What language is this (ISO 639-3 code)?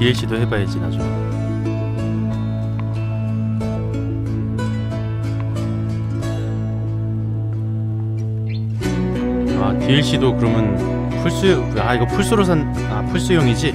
kor